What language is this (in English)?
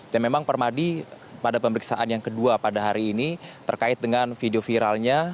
Indonesian